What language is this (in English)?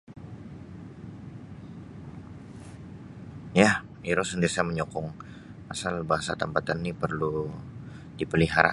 Sabah Bisaya